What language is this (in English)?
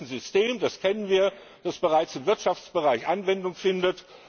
German